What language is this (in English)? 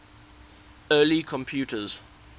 English